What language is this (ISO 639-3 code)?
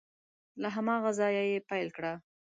pus